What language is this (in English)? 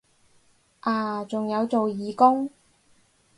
Cantonese